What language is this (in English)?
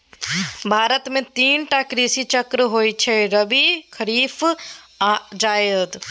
Maithili